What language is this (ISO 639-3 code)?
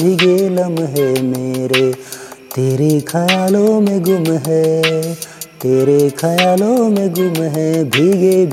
hin